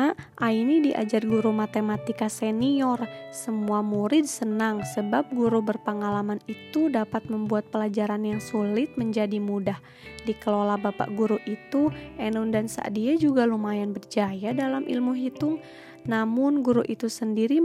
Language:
Indonesian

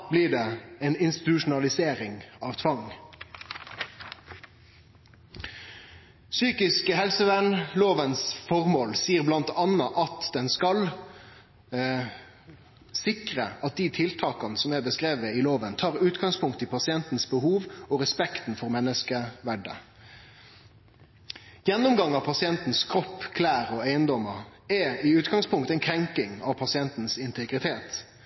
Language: Norwegian Nynorsk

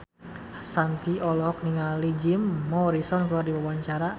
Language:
Sundanese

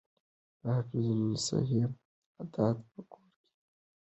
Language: Pashto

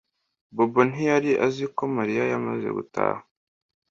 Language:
Kinyarwanda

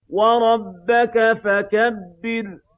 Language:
Arabic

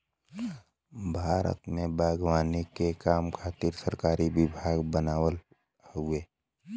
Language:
Bhojpuri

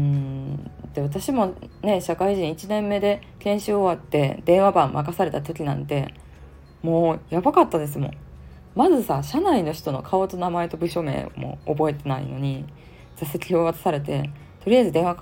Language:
Japanese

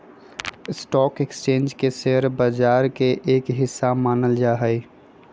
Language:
Magahi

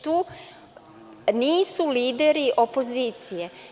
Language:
Serbian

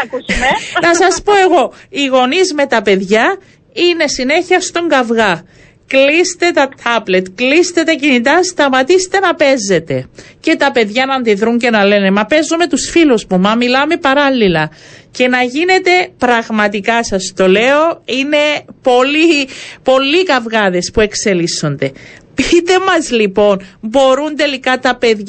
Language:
Greek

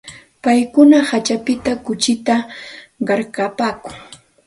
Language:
Santa Ana de Tusi Pasco Quechua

